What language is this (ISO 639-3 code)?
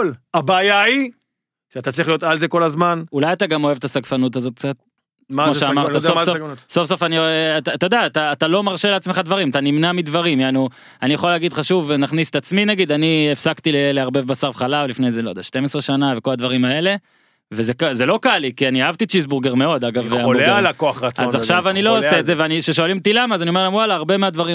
heb